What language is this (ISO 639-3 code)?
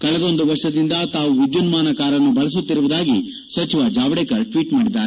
kan